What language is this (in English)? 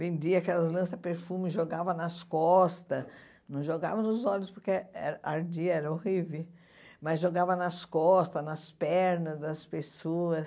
Portuguese